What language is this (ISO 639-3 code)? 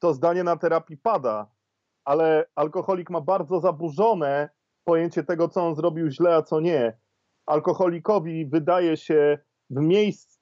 pol